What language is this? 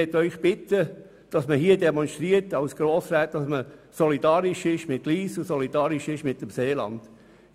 Swiss German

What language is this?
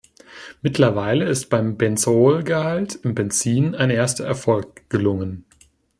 German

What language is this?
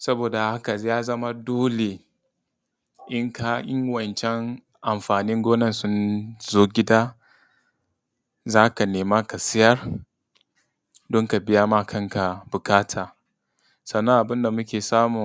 Hausa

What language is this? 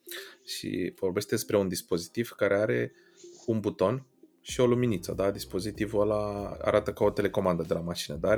Romanian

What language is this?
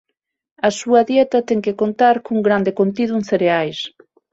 Galician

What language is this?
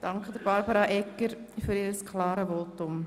Swiss German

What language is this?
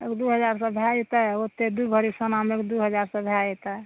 Maithili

